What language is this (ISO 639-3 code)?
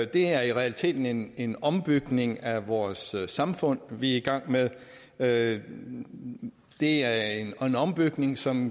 dan